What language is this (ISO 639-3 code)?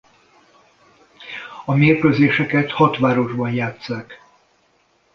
hun